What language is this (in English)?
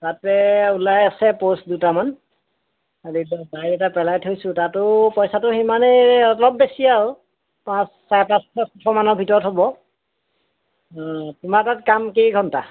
Assamese